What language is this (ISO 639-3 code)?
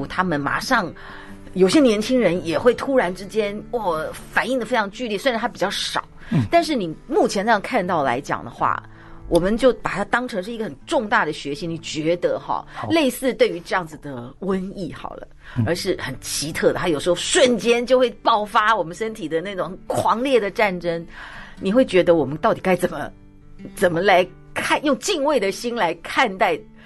zho